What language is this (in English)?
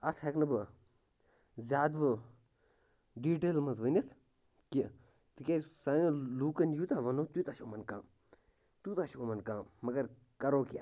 Kashmiri